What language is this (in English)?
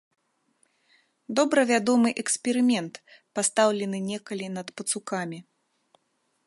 Belarusian